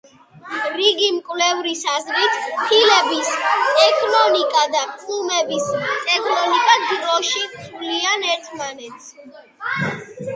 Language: Georgian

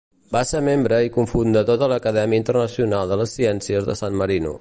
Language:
Catalan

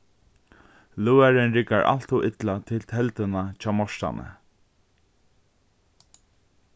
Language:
Faroese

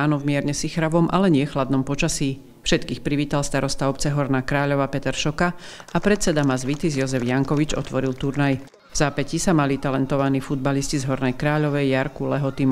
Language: Slovak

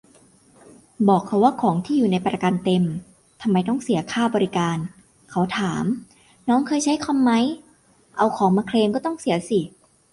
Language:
Thai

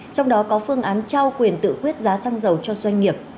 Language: Vietnamese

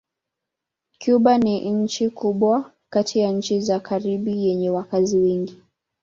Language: Swahili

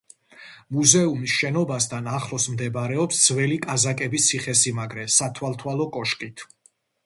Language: Georgian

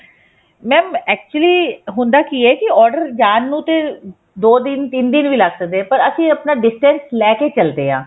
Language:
Punjabi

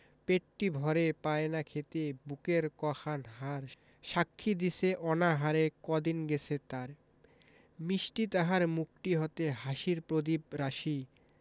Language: Bangla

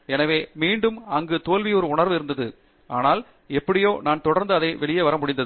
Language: Tamil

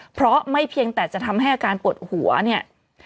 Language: Thai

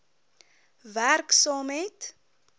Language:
Afrikaans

